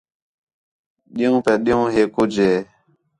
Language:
Khetrani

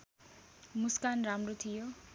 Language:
Nepali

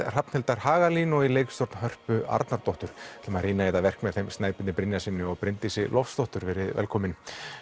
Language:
Icelandic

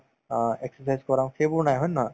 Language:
Assamese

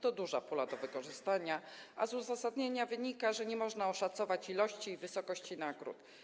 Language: Polish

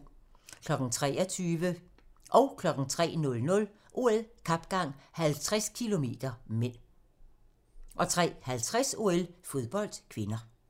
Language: Danish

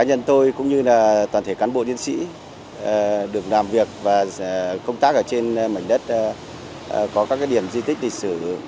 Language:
Vietnamese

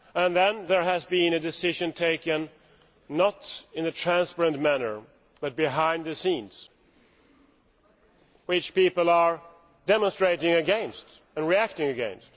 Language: English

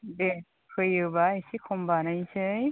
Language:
Bodo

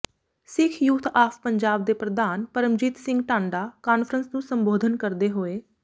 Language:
Punjabi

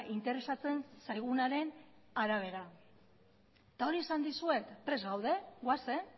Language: Basque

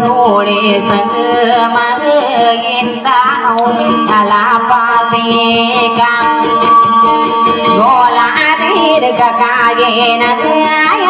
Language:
Thai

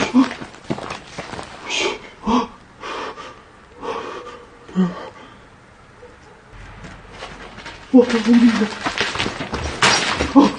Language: Korean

